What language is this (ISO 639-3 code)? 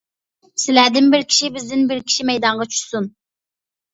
uig